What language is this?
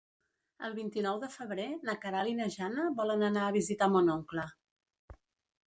Catalan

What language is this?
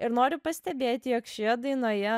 Lithuanian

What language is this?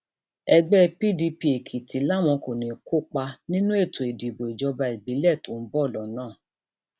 Yoruba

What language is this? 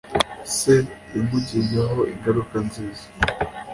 Kinyarwanda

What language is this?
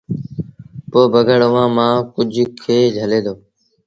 Sindhi Bhil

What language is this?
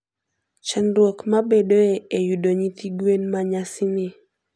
Luo (Kenya and Tanzania)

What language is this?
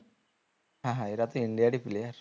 Bangla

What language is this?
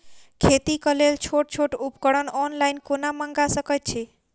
Maithili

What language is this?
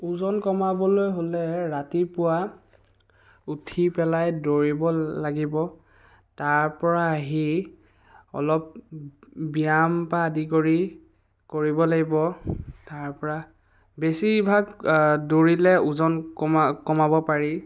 Assamese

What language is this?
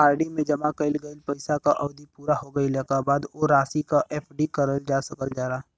Bhojpuri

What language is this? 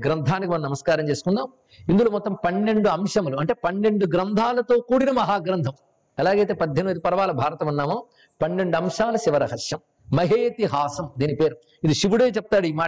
Telugu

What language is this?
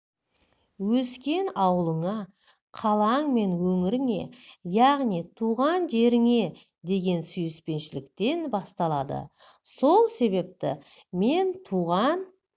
Kazakh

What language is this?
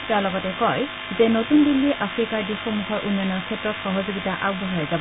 Assamese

